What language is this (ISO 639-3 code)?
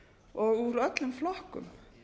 isl